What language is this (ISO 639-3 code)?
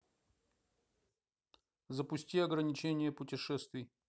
rus